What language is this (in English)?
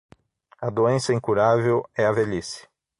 Portuguese